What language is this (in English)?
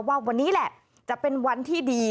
Thai